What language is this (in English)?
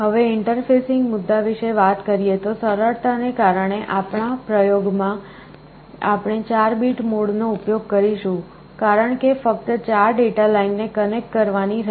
Gujarati